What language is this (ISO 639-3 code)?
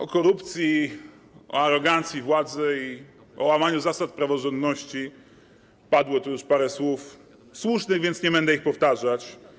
pol